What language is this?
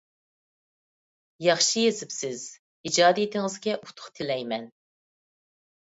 Uyghur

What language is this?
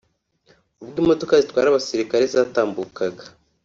Kinyarwanda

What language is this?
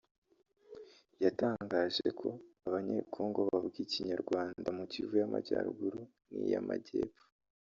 Kinyarwanda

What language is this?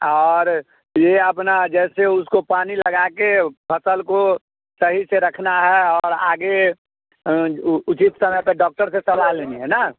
Hindi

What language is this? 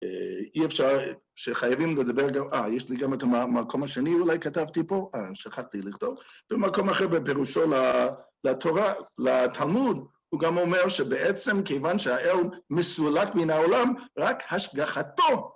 Hebrew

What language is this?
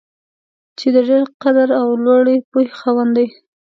Pashto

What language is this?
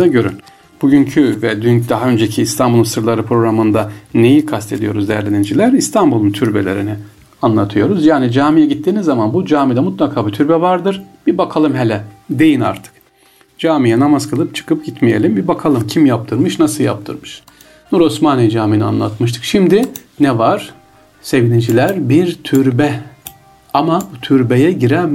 Turkish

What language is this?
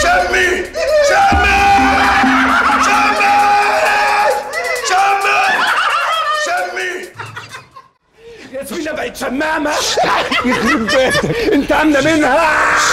Arabic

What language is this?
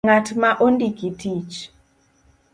Luo (Kenya and Tanzania)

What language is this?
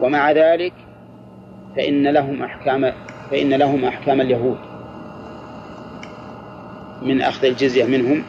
Arabic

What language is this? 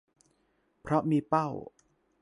Thai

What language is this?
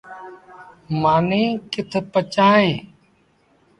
Sindhi Bhil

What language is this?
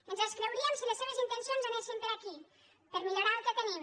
Catalan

